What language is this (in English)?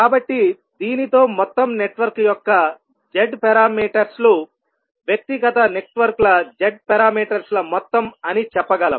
Telugu